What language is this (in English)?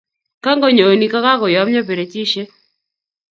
Kalenjin